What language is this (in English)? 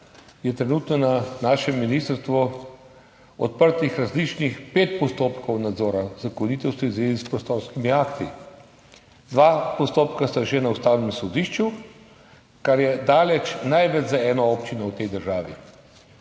Slovenian